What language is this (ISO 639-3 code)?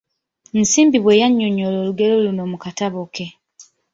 lug